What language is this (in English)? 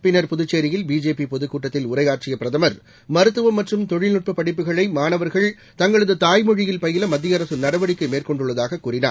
Tamil